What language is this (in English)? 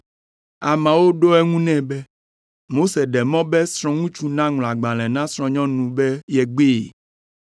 Ewe